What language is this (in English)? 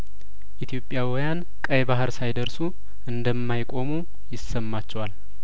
Amharic